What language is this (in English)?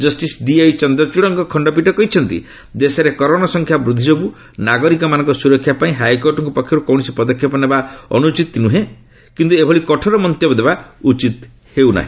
Odia